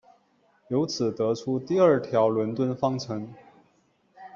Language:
Chinese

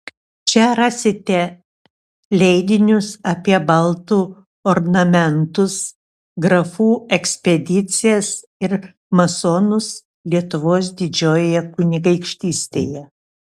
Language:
Lithuanian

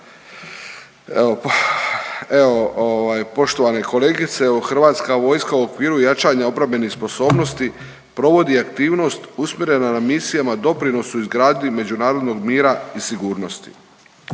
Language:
Croatian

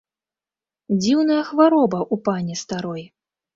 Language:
Belarusian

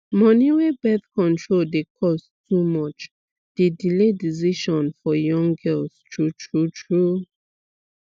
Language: Nigerian Pidgin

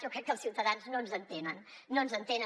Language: Catalan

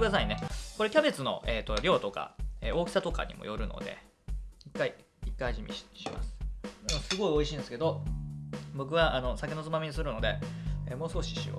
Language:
Japanese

